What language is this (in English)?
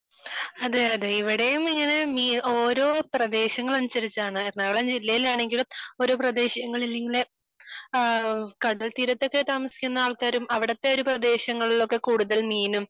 Malayalam